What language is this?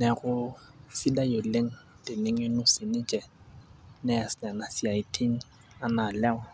Masai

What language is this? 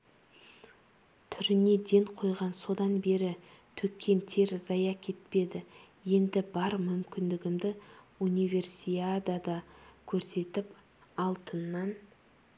Kazakh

